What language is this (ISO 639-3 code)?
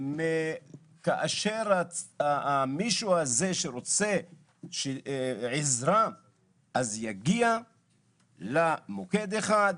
heb